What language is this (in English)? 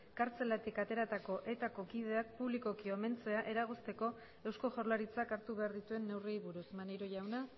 Basque